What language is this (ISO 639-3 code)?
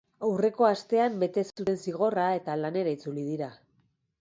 eus